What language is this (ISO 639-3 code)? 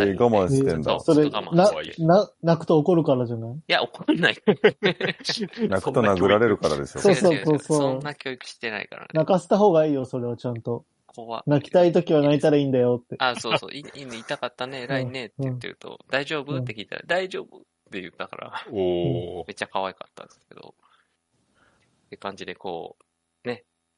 jpn